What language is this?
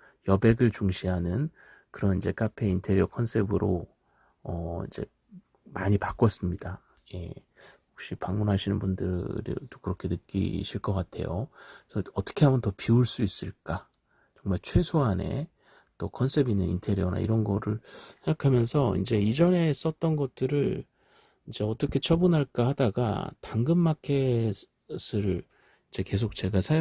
Korean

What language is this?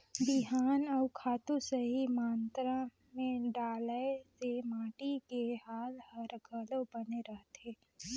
Chhattisgarhi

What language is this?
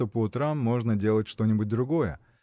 Russian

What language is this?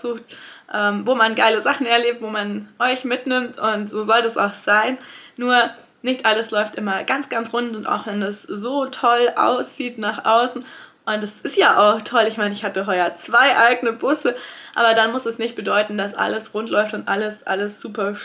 German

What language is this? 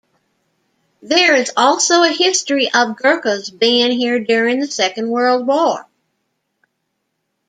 English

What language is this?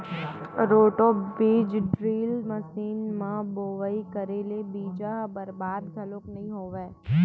Chhattisgarhi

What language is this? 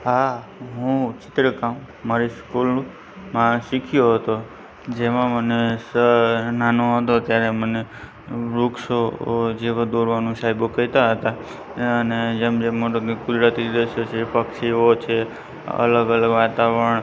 Gujarati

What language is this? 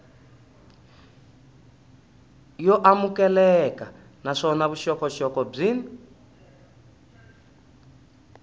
Tsonga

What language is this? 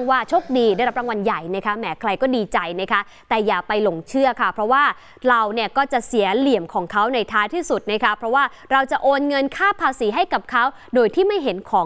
Thai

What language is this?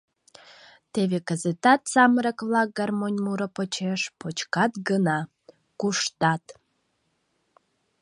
Mari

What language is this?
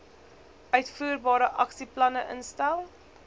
Afrikaans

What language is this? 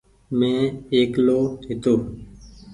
Goaria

